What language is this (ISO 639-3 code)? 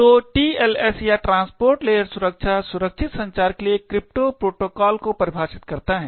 hin